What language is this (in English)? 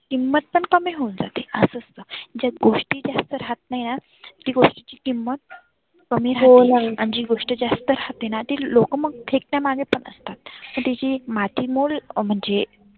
Marathi